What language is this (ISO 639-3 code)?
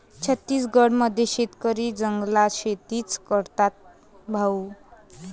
mar